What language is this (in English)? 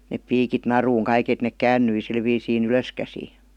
Finnish